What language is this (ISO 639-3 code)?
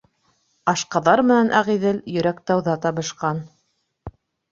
bak